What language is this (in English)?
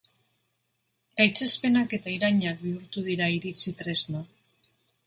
Basque